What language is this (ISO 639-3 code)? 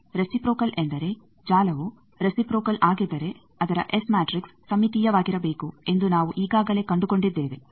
kan